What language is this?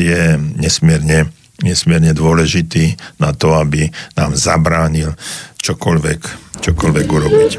Slovak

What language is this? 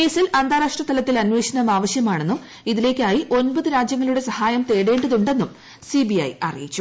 Malayalam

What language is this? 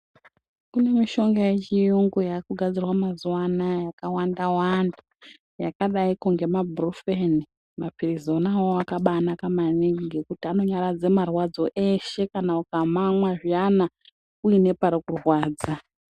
Ndau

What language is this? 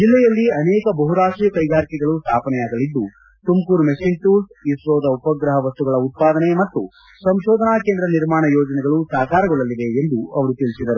Kannada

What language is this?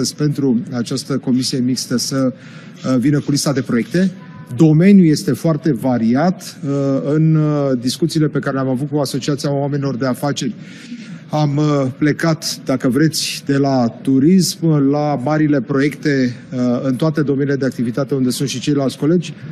Romanian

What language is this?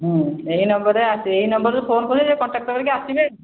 Odia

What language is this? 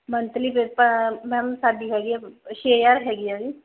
Punjabi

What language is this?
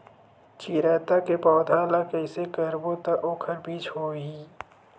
Chhattisgarhi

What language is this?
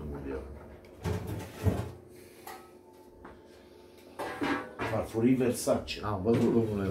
Romanian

